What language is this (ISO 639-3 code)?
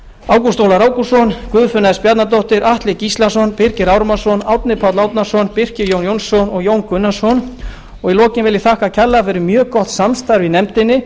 isl